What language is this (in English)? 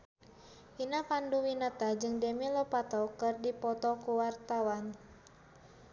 Sundanese